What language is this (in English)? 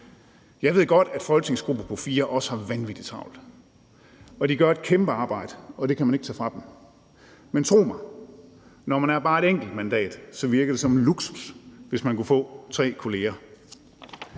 Danish